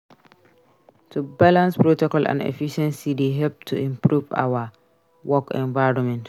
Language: Nigerian Pidgin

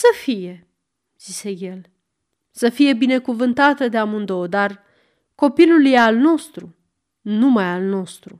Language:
Romanian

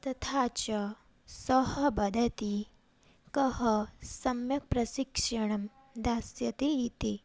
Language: Sanskrit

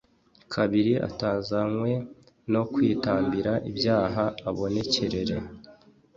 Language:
Kinyarwanda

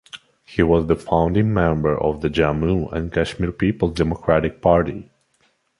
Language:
English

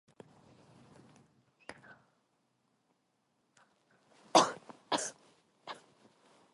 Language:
Korean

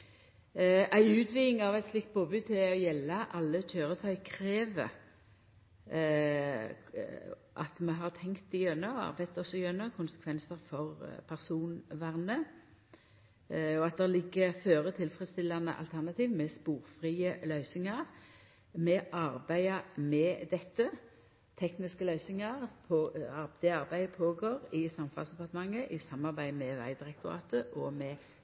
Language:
Norwegian Nynorsk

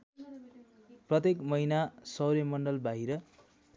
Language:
Nepali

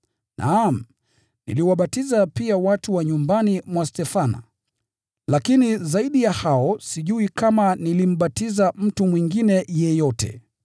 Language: Swahili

